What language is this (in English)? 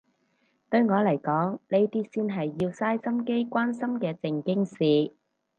Cantonese